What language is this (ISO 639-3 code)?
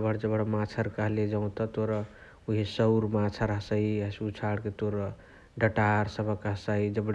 the